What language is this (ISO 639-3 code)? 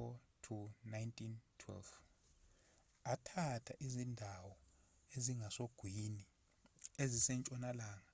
zul